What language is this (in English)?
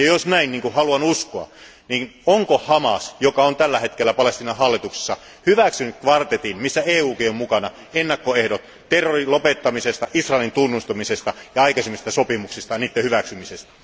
Finnish